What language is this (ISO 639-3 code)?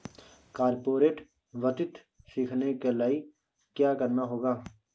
hin